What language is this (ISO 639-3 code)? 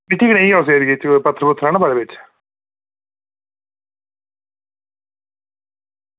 doi